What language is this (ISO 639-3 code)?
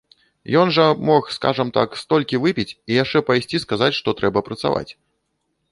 bel